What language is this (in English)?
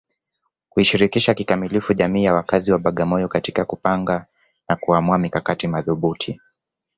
Swahili